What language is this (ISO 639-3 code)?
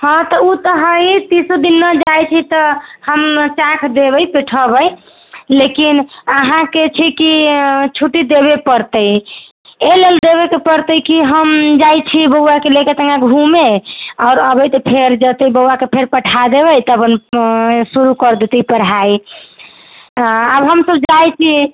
mai